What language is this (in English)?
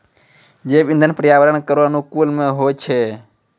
Maithili